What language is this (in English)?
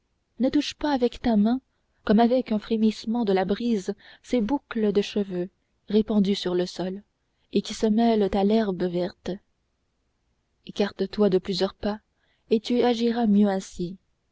French